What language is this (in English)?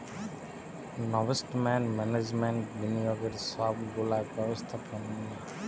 Bangla